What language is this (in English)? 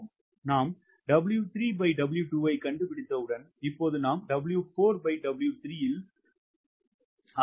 Tamil